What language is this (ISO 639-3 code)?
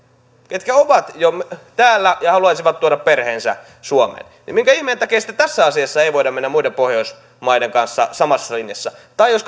fin